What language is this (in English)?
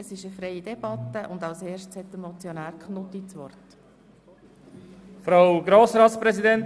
Swiss German